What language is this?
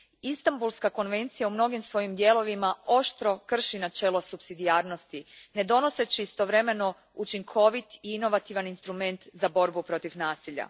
Croatian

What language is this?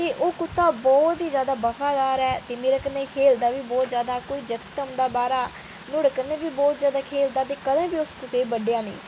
Dogri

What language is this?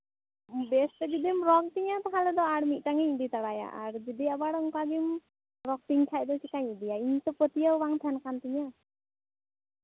Santali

